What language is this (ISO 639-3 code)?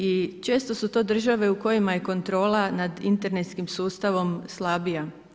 hrv